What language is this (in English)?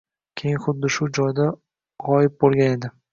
Uzbek